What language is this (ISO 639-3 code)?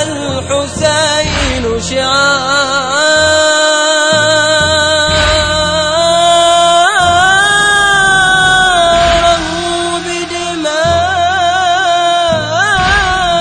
ara